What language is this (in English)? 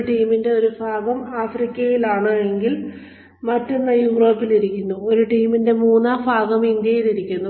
Malayalam